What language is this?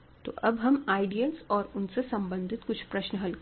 Hindi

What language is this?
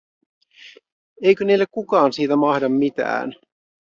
Finnish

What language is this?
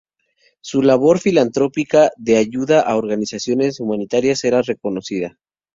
Spanish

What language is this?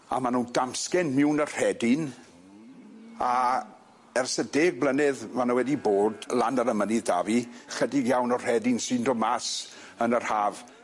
Welsh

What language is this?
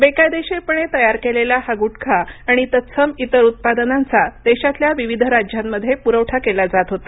Marathi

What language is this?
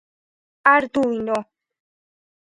Georgian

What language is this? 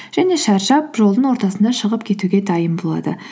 Kazakh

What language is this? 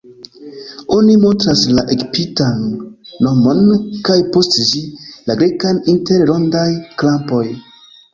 Esperanto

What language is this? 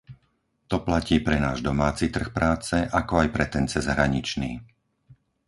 Slovak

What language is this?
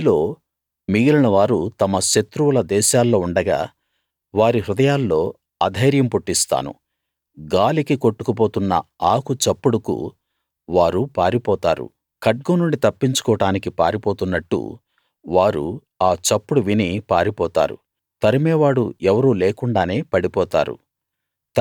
Telugu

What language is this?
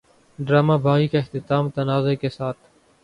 Urdu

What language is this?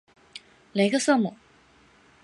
Chinese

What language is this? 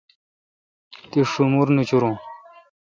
Kalkoti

